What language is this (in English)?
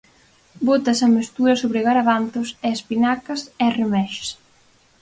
Galician